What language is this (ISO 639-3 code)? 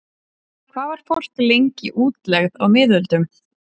isl